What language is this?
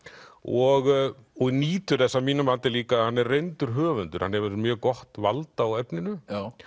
Icelandic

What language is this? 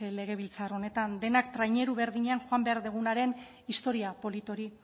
Basque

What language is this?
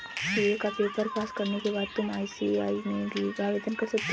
Hindi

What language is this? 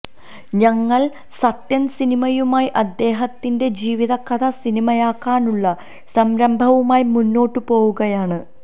Malayalam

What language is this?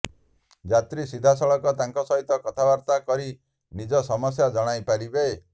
Odia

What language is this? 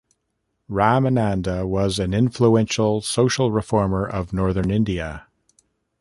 English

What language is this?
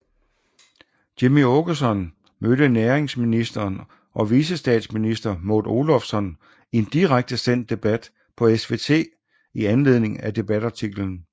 Danish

